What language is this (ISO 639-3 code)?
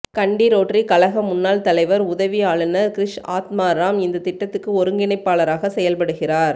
tam